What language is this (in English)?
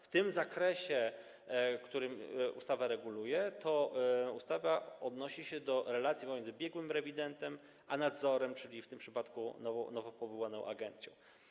Polish